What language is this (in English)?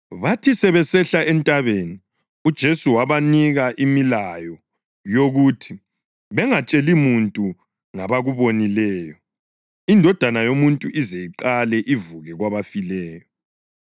North Ndebele